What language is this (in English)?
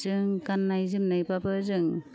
Bodo